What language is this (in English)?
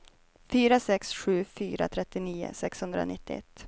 Swedish